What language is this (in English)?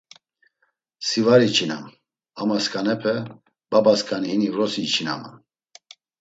Laz